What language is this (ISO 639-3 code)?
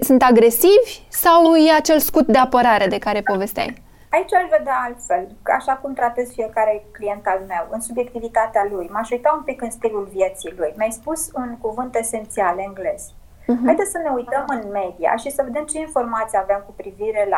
ron